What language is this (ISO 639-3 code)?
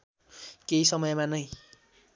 nep